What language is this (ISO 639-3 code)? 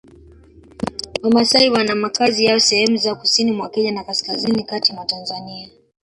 swa